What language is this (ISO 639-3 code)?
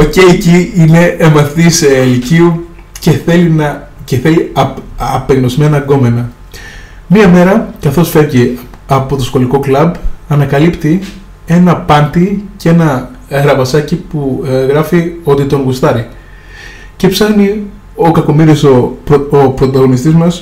ell